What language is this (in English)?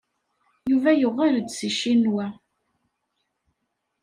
Kabyle